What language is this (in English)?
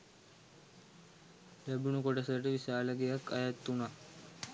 Sinhala